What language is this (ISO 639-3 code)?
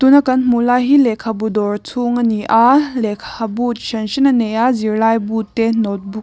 lus